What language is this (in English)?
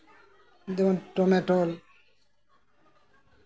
Santali